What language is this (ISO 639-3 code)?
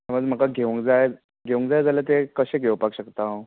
kok